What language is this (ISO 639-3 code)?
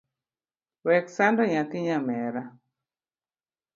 luo